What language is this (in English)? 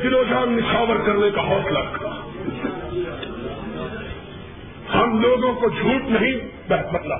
Urdu